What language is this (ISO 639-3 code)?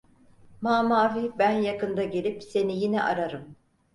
tur